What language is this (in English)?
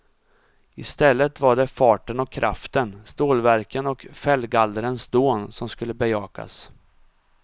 Swedish